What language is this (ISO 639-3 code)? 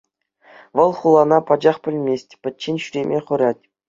chv